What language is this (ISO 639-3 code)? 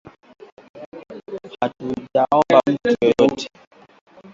swa